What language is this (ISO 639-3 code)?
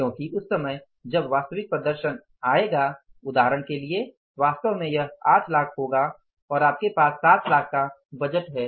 hin